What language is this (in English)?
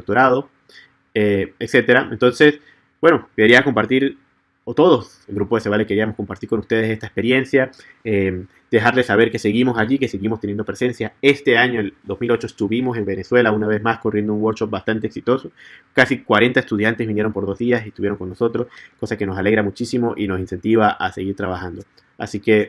Spanish